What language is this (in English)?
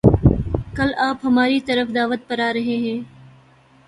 Urdu